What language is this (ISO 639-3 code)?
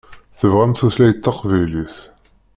kab